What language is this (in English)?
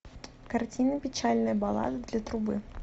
Russian